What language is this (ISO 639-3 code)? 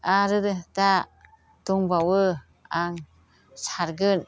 brx